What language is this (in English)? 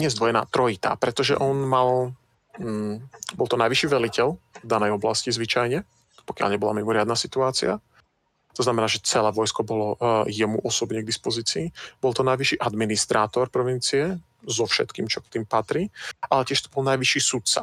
Slovak